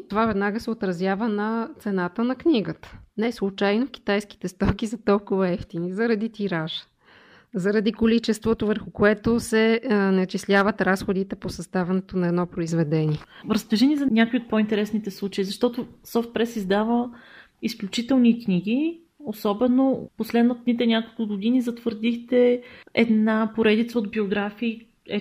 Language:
Bulgarian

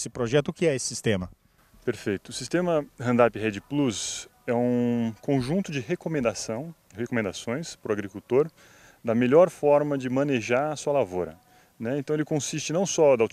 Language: Portuguese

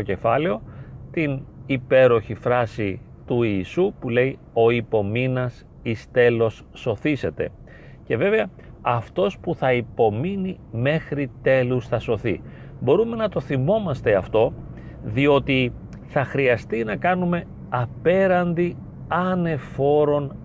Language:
Greek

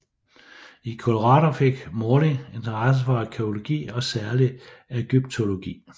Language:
Danish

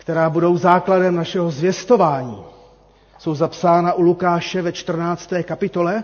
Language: Czech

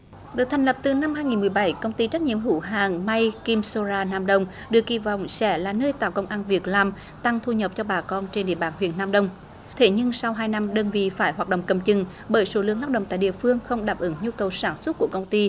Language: Vietnamese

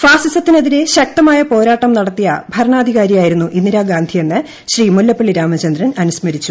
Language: Malayalam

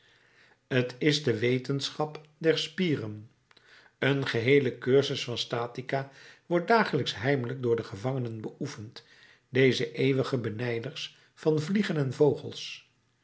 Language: Dutch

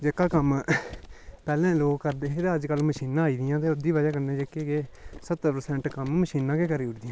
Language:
Dogri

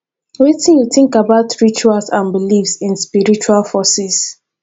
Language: Nigerian Pidgin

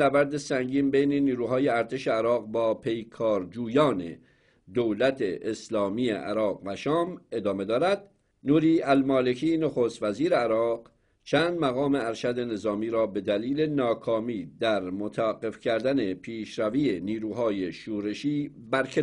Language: Persian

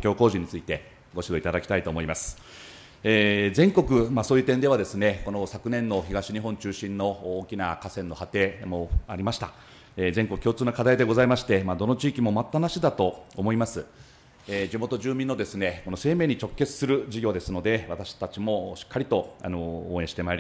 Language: Japanese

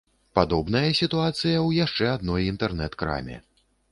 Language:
Belarusian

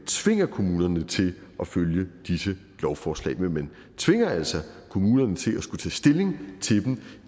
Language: Danish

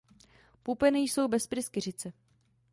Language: Czech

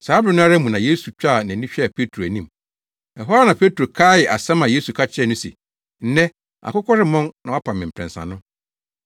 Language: Akan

